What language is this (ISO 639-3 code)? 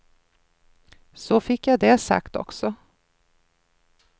swe